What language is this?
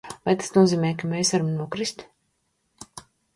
Latvian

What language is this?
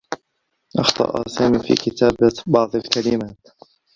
Arabic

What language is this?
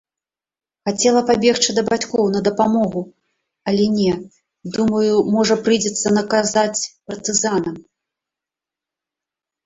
Belarusian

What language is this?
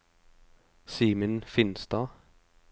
Norwegian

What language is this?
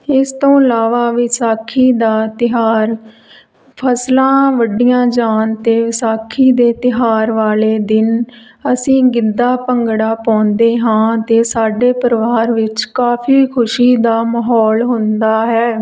Punjabi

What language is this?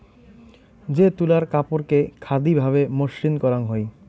Bangla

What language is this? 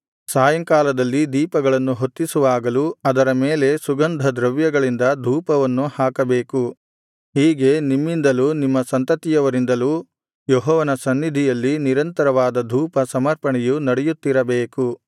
Kannada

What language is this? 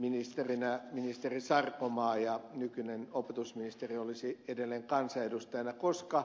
Finnish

